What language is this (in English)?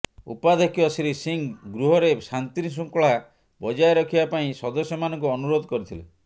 Odia